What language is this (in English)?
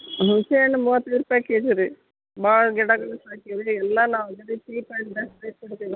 Kannada